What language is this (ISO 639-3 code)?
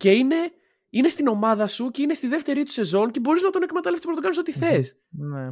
ell